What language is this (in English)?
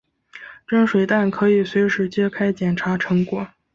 Chinese